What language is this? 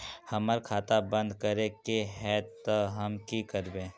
Magahi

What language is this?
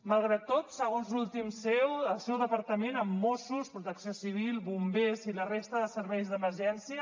Catalan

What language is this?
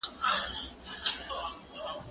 Pashto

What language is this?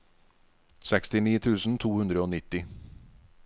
Norwegian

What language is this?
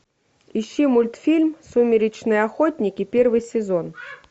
Russian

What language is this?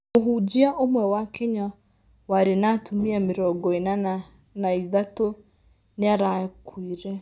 Kikuyu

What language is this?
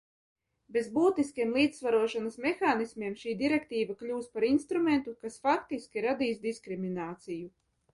Latvian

